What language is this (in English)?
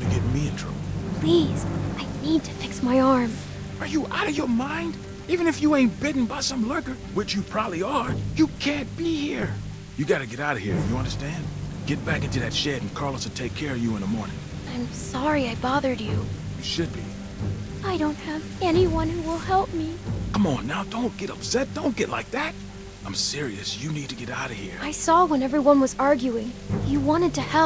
English